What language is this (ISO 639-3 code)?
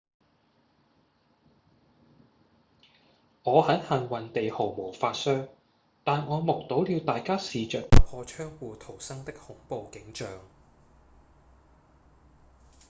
yue